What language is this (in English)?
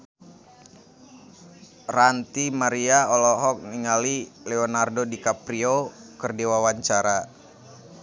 Sundanese